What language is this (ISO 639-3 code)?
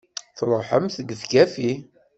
kab